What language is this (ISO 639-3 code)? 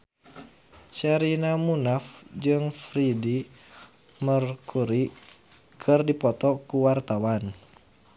sun